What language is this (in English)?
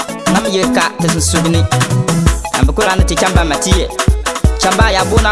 Indonesian